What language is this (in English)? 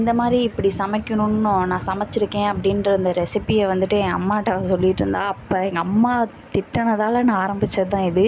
Tamil